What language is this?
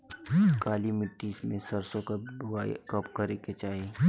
Bhojpuri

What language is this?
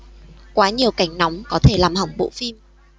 Vietnamese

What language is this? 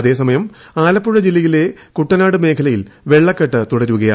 Malayalam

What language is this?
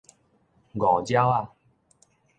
Min Nan Chinese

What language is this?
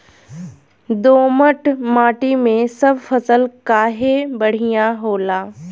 Bhojpuri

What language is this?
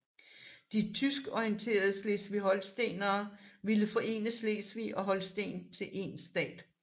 Danish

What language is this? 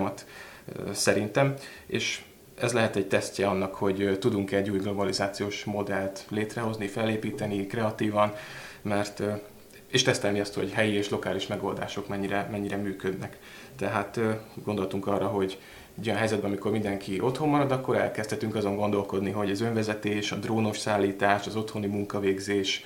Hungarian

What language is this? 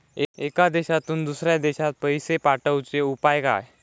Marathi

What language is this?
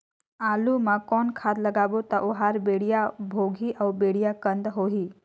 Chhattisgarhi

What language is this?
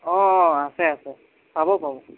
Assamese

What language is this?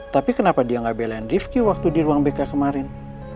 Indonesian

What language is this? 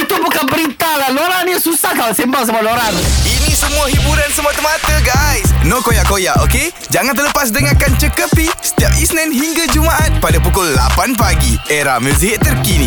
Malay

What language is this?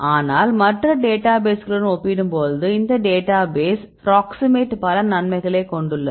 Tamil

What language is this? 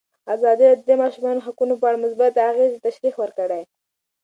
Pashto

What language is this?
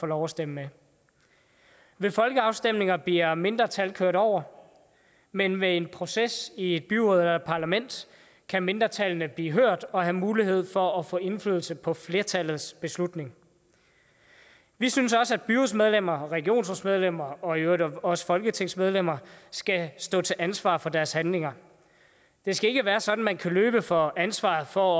Danish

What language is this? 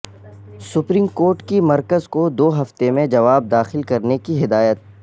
Urdu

